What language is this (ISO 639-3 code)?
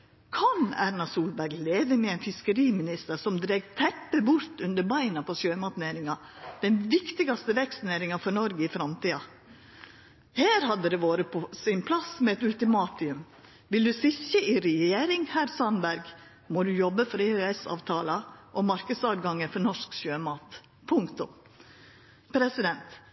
nno